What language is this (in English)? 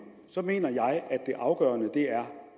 Danish